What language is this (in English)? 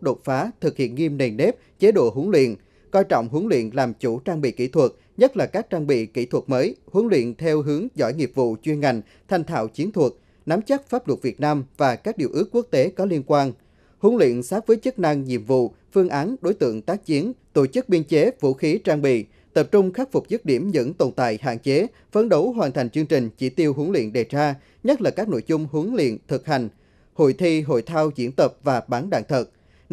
Vietnamese